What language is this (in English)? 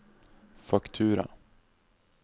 Norwegian